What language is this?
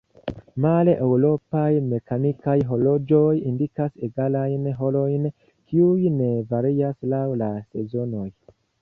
Esperanto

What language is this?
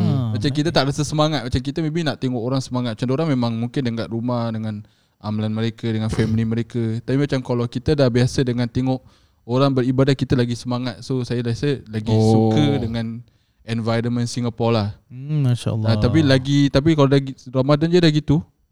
Malay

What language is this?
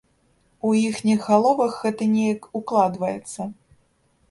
Belarusian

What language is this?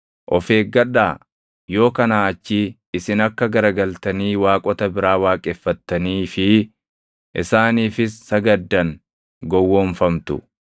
Oromo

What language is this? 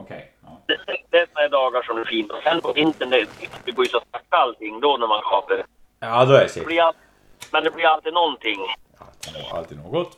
Swedish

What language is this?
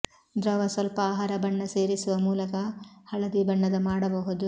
Kannada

